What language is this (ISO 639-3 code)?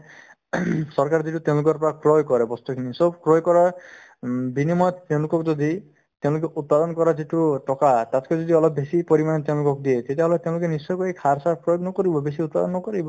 asm